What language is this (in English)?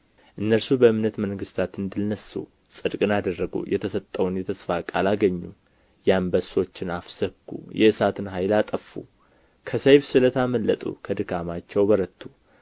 Amharic